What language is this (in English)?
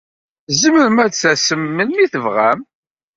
Kabyle